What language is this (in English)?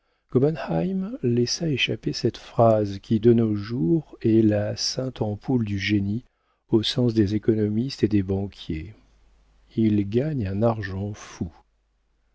French